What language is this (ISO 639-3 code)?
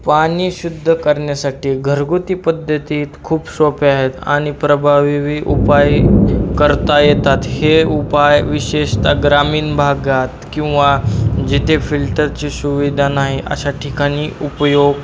mar